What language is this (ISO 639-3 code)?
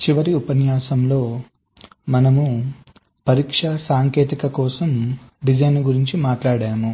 tel